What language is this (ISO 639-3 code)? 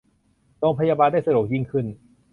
tha